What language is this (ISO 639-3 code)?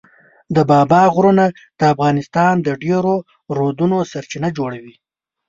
pus